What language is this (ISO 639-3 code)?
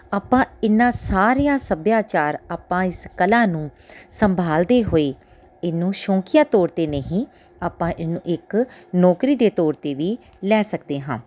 pan